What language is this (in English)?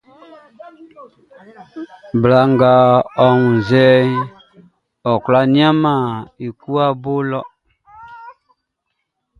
Baoulé